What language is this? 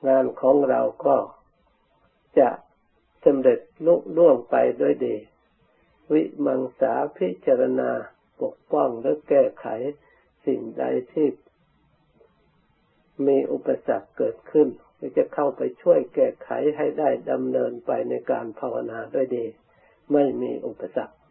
Thai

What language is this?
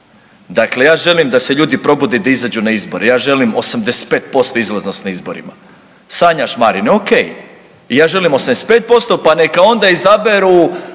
Croatian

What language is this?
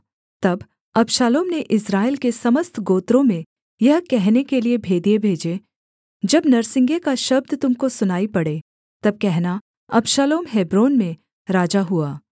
Hindi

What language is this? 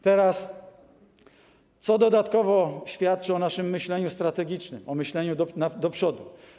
Polish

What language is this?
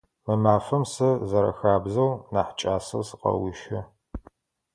Adyghe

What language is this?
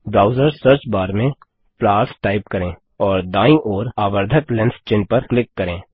Hindi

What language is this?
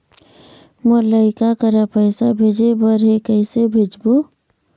Chhattisgarhi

